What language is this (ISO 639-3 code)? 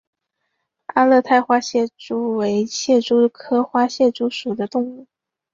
zho